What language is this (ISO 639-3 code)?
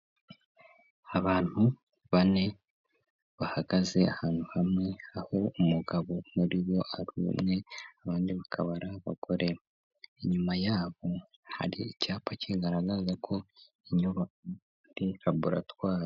kin